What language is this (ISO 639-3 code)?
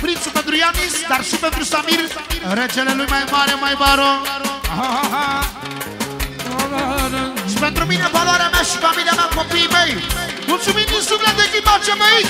ron